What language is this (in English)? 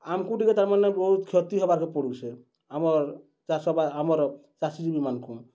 Odia